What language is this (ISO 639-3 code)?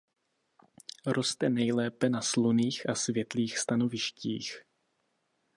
ces